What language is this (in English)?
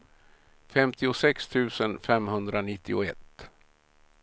Swedish